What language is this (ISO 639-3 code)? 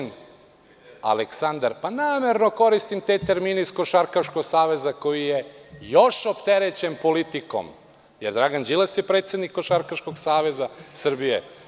srp